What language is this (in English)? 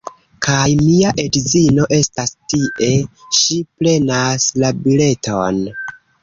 Esperanto